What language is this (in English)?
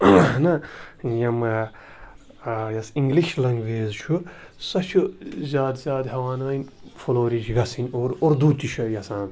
Kashmiri